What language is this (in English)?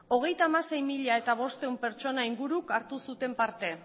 Basque